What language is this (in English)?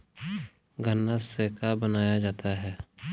Bhojpuri